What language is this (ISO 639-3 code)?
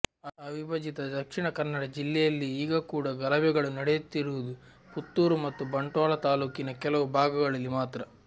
kan